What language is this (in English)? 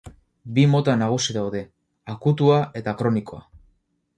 Basque